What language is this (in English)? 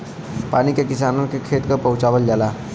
Bhojpuri